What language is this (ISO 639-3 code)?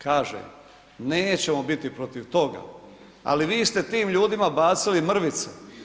hrv